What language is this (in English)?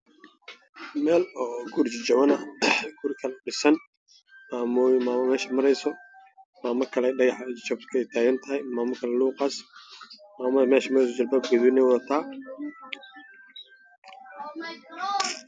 Somali